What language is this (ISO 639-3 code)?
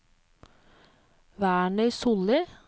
nor